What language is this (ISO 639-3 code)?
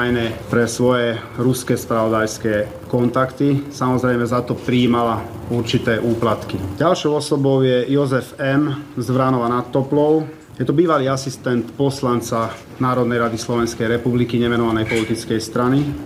slk